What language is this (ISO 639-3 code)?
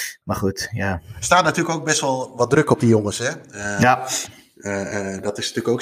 nld